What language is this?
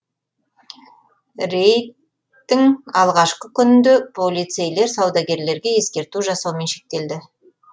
Kazakh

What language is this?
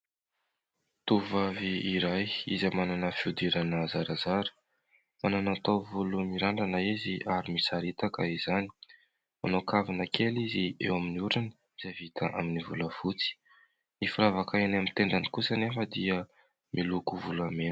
Malagasy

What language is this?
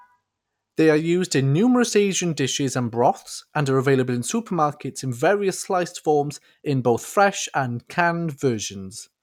English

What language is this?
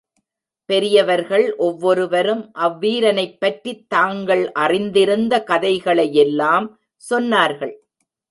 Tamil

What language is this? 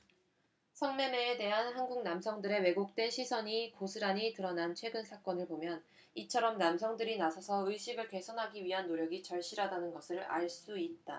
Korean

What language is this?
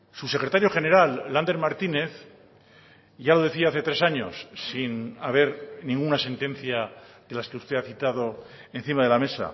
Spanish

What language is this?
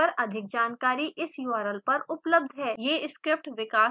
Hindi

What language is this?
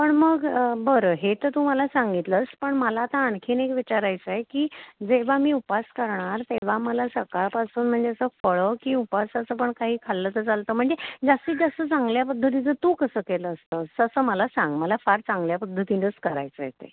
Marathi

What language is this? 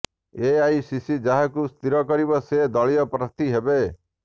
Odia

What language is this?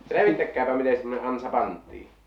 Finnish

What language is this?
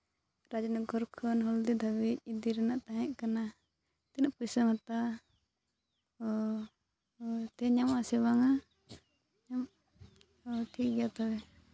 Santali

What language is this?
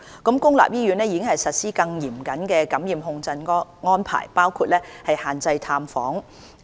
Cantonese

